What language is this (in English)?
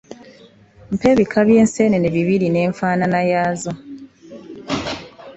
Ganda